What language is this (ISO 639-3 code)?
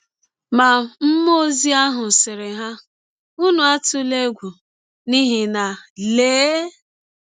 ibo